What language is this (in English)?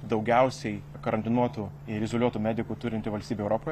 Lithuanian